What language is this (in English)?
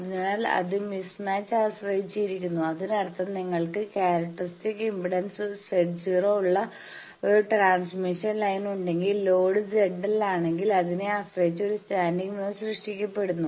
Malayalam